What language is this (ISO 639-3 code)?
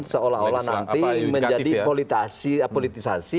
ind